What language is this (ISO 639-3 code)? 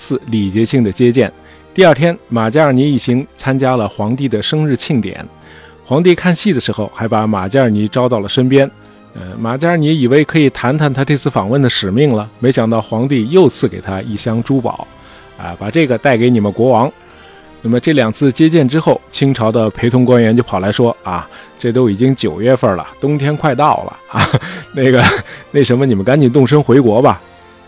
zho